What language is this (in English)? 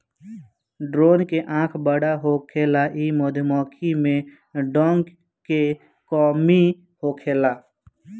Bhojpuri